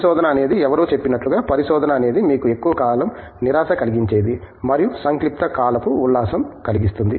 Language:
Telugu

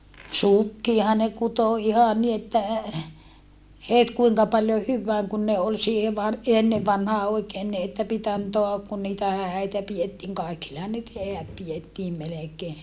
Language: Finnish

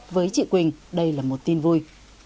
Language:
Vietnamese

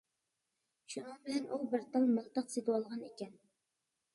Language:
Uyghur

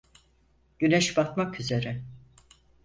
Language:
Turkish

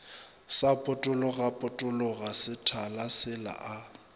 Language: Northern Sotho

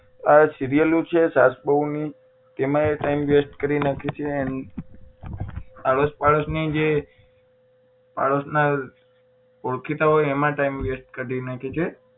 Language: Gujarati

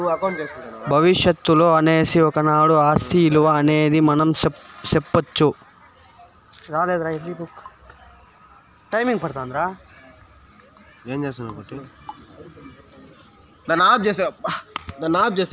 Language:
Telugu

